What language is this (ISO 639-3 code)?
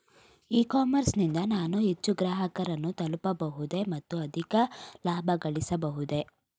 kan